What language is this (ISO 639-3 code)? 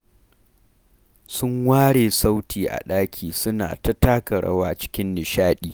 hau